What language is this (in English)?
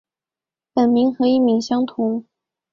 Chinese